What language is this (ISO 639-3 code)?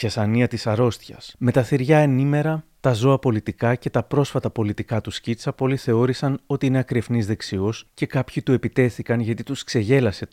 ell